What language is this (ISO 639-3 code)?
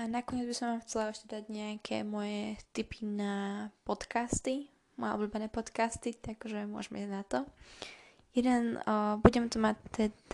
slk